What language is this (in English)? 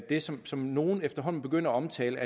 Danish